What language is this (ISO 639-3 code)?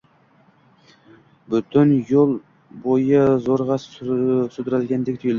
uzb